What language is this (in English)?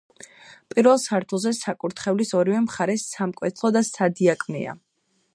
Georgian